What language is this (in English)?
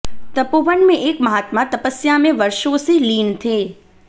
Hindi